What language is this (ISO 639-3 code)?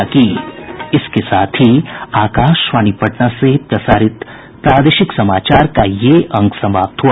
hin